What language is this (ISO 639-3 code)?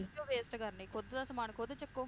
pan